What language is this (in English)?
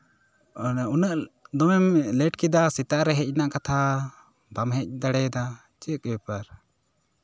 Santali